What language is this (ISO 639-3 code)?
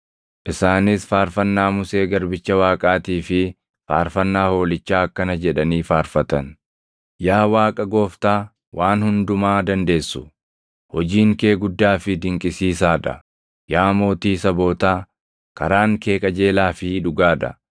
orm